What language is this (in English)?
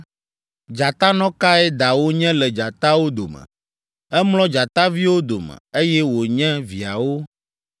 Ewe